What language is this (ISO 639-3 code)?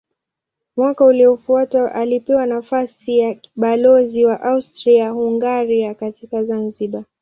swa